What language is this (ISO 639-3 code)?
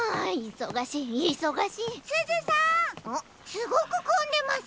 jpn